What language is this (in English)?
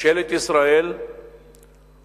Hebrew